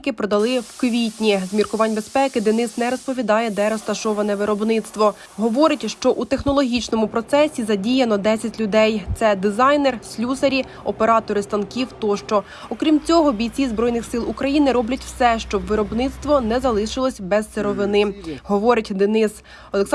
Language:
Ukrainian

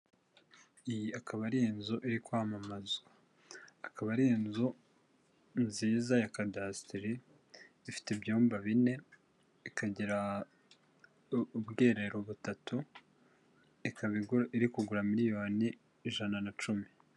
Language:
Kinyarwanda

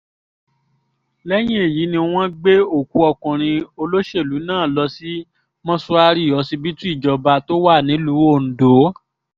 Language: Yoruba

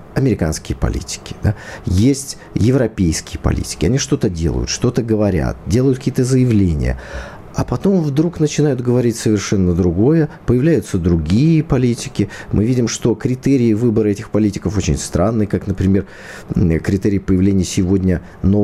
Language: Russian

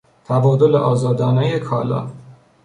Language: Persian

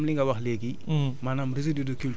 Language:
Wolof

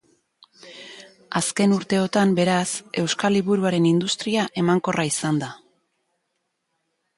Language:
Basque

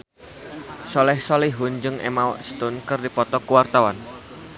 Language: Sundanese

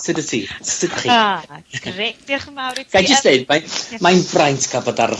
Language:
Welsh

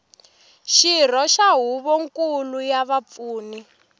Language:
Tsonga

